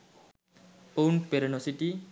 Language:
Sinhala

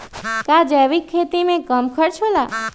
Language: Magahi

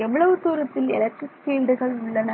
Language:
Tamil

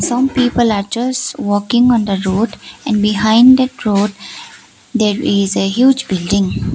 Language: English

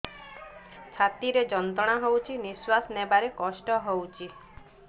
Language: Odia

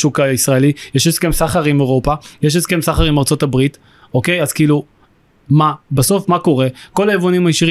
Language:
Hebrew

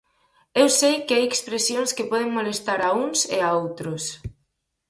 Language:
Galician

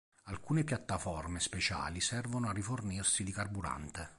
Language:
Italian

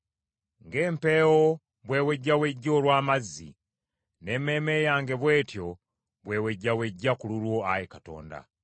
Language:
Ganda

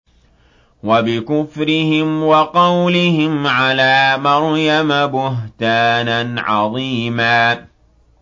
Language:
Arabic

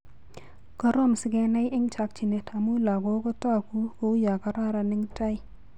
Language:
Kalenjin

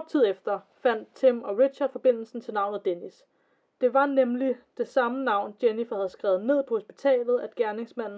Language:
Danish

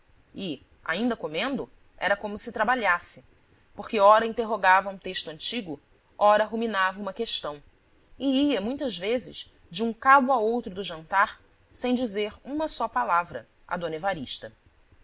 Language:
Portuguese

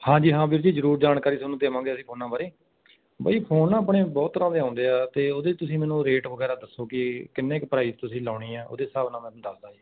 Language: Punjabi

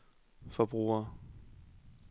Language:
Danish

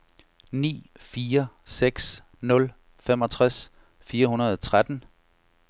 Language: Danish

